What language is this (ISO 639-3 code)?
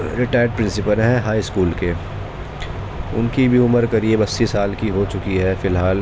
urd